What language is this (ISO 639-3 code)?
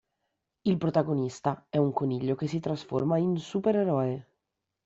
ita